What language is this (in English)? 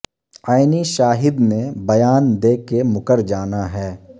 Urdu